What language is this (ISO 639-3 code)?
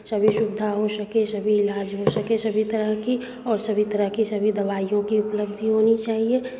hin